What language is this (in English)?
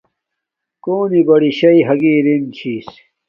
Domaaki